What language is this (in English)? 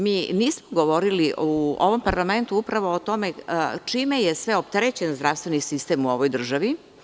Serbian